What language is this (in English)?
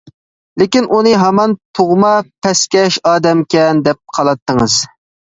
Uyghur